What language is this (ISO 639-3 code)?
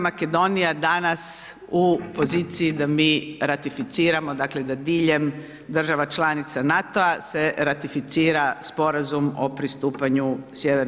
hrv